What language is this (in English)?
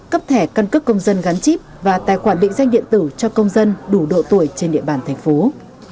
Vietnamese